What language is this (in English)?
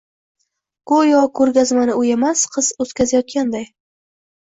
Uzbek